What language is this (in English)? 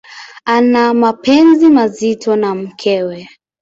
Swahili